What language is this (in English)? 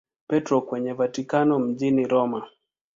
Swahili